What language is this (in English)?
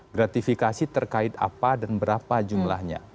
Indonesian